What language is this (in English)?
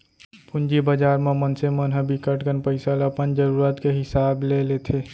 Chhattisgarhi